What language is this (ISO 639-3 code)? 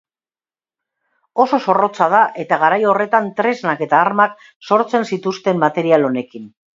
eus